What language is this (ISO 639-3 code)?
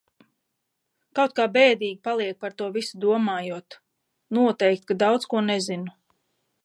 lav